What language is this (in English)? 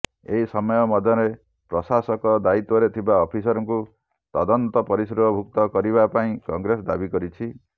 Odia